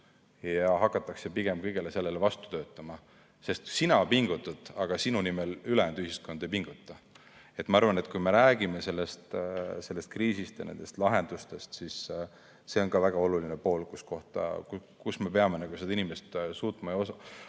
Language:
Estonian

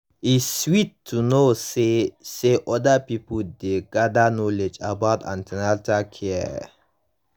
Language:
Nigerian Pidgin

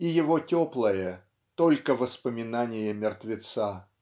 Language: Russian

